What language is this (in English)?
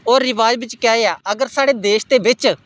Dogri